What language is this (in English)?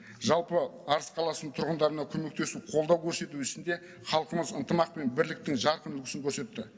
Kazakh